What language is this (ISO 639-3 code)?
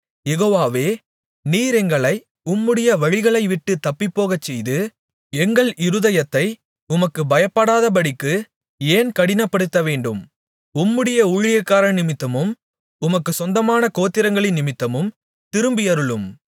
tam